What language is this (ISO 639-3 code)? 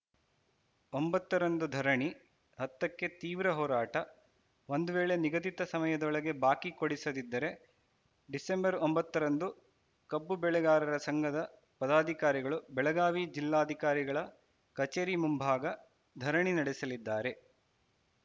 kan